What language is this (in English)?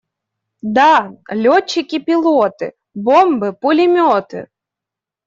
Russian